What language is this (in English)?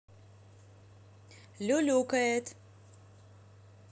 Russian